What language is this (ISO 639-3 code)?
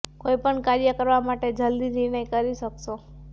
guj